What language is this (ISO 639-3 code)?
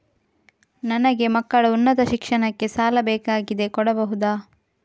kan